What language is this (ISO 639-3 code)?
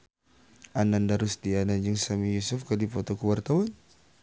sun